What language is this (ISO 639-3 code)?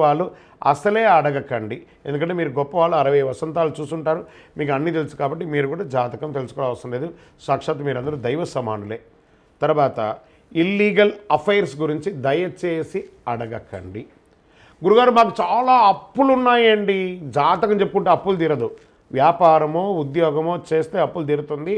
tel